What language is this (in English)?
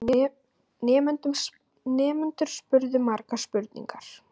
Icelandic